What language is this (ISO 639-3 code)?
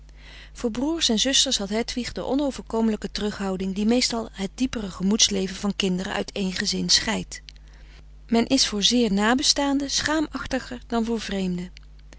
nld